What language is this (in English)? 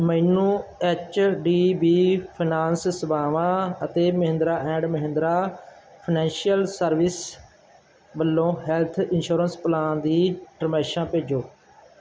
Punjabi